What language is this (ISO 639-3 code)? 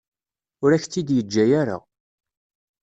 kab